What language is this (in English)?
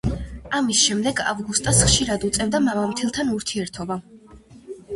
Georgian